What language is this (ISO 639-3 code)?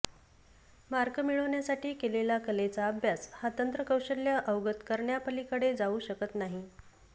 mar